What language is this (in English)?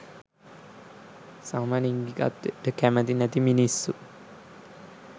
Sinhala